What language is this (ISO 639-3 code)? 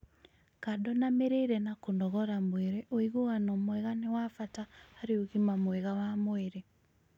kik